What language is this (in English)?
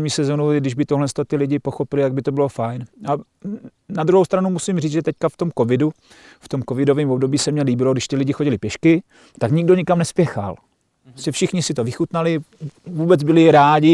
Czech